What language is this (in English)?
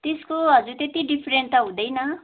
Nepali